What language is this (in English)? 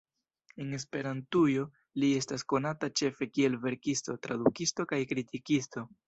Esperanto